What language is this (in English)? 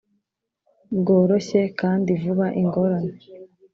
Kinyarwanda